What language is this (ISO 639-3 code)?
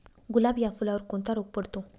mar